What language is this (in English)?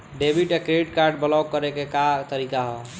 Bhojpuri